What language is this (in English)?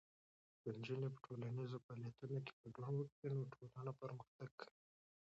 Pashto